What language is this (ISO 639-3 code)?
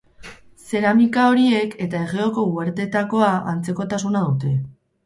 eus